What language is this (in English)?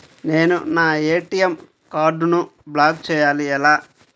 Telugu